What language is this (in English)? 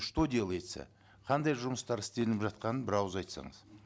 Kazakh